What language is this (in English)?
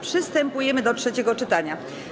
Polish